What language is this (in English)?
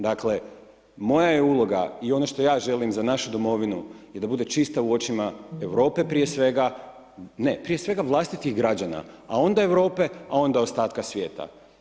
Croatian